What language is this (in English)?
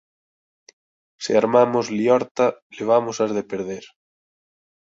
Galician